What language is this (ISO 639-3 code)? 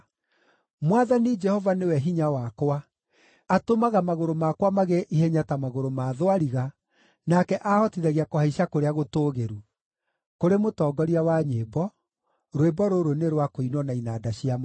kik